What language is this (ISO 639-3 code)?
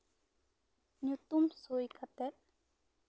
sat